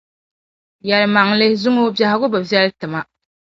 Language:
Dagbani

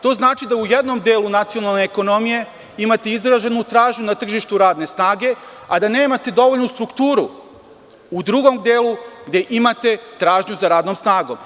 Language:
Serbian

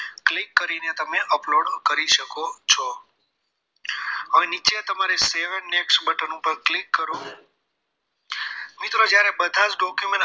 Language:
Gujarati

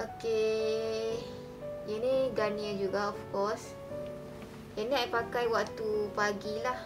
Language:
Malay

